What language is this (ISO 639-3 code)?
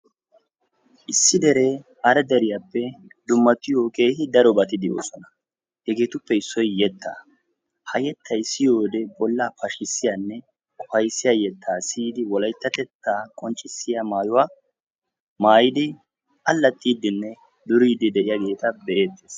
wal